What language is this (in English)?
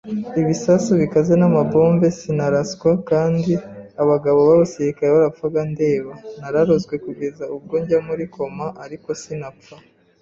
Kinyarwanda